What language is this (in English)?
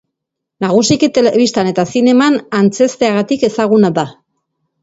Basque